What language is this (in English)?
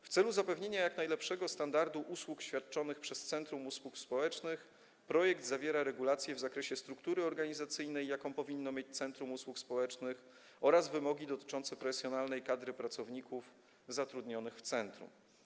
Polish